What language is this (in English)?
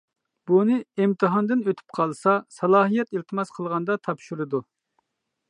Uyghur